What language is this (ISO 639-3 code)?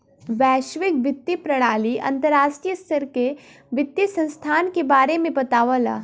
bho